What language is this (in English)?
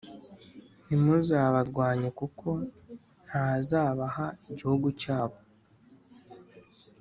Kinyarwanda